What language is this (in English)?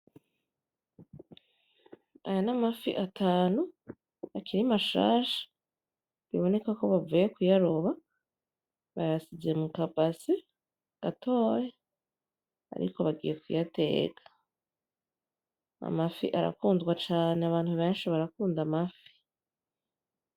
Rundi